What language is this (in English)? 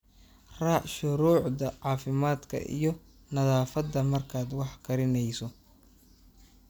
Somali